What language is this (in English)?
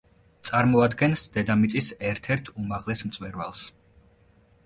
Georgian